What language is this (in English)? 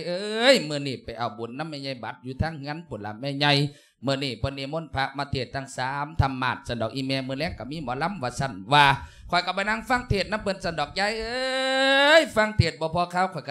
Thai